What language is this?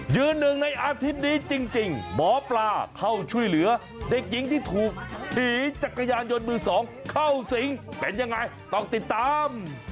Thai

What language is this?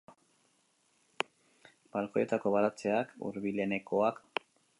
Basque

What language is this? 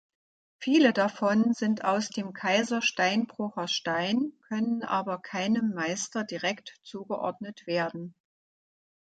German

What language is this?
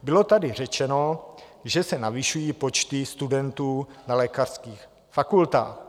Czech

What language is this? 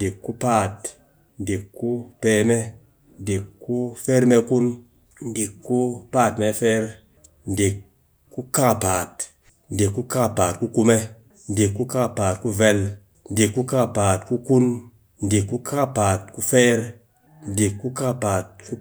Cakfem-Mushere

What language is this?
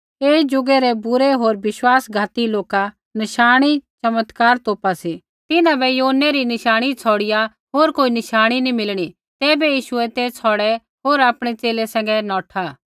Kullu Pahari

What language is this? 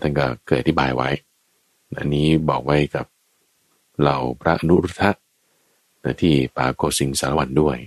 Thai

